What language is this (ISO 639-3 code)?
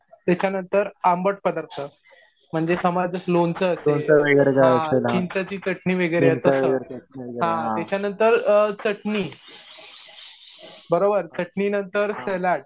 mar